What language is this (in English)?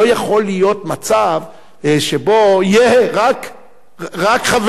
Hebrew